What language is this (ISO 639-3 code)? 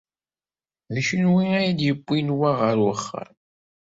kab